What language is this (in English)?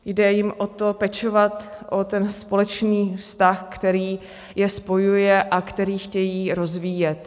Czech